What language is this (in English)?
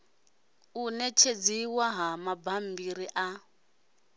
Venda